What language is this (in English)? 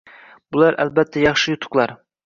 Uzbek